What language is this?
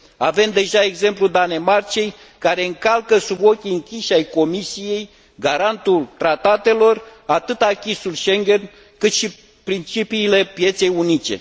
Romanian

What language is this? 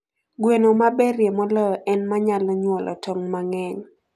Luo (Kenya and Tanzania)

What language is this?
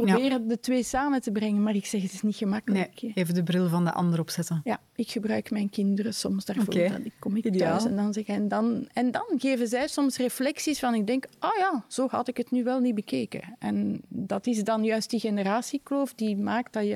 Dutch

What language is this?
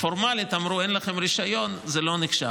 Hebrew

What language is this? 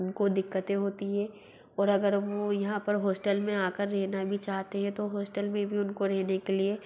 Hindi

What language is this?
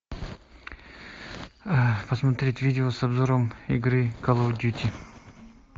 Russian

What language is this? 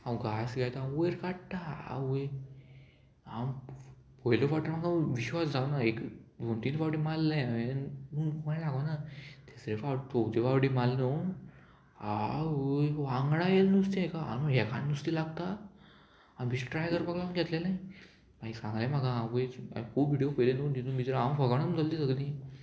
Konkani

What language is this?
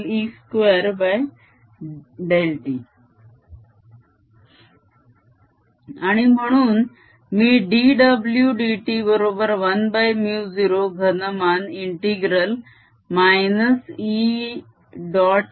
Marathi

